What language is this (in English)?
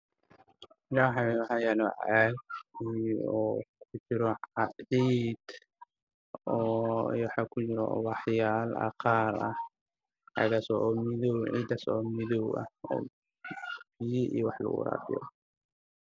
Somali